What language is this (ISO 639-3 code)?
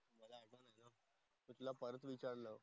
mar